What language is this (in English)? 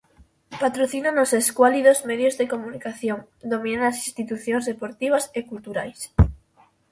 Galician